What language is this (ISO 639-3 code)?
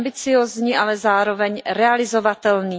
ces